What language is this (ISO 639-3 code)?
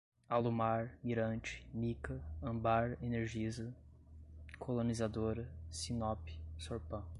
por